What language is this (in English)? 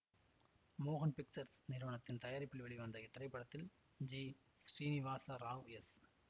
Tamil